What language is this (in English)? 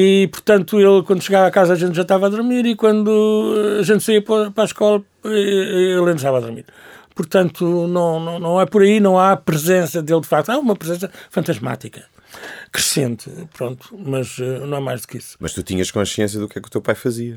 Portuguese